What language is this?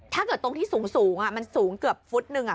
Thai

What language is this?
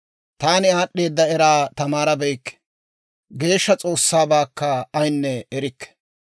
Dawro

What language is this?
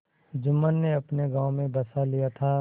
Hindi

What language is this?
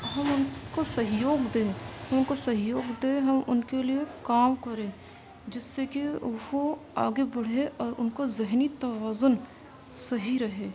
Urdu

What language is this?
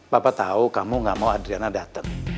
Indonesian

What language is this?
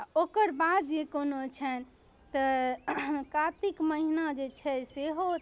Maithili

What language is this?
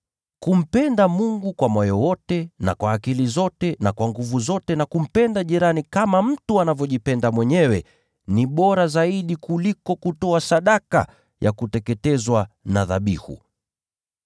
Swahili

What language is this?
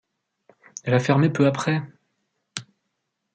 French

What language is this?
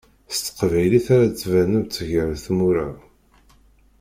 Kabyle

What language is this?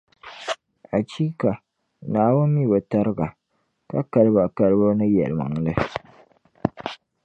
Dagbani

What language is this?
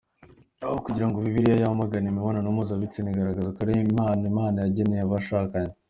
Kinyarwanda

